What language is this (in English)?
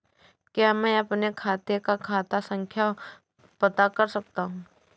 Hindi